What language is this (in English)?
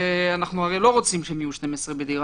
Hebrew